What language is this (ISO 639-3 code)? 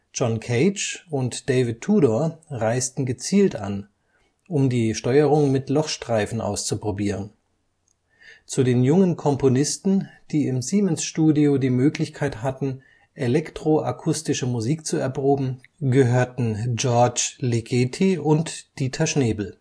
deu